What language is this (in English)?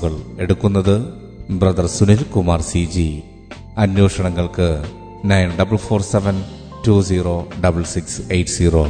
Malayalam